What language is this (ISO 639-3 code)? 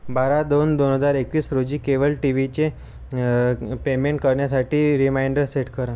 mar